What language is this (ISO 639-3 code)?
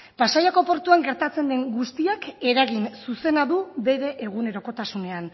eus